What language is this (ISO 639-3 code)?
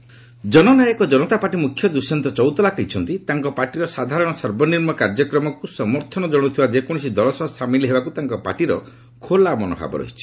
ori